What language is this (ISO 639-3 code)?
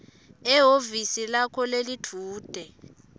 ssw